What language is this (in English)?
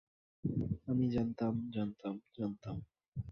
Bangla